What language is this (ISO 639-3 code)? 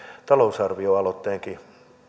fin